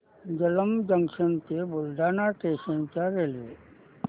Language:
Marathi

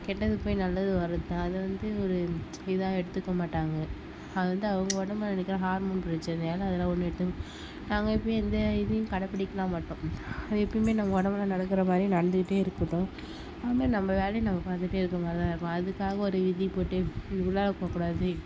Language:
Tamil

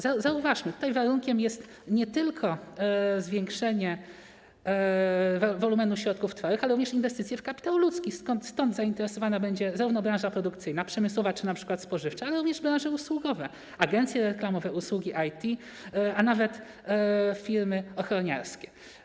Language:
Polish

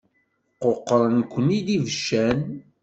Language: Kabyle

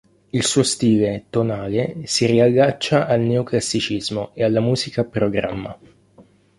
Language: Italian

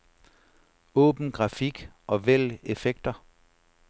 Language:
Danish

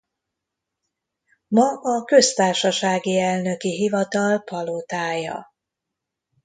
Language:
Hungarian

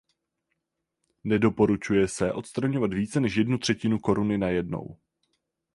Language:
Czech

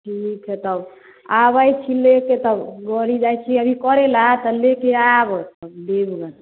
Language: Maithili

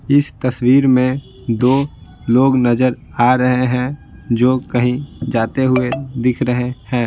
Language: Hindi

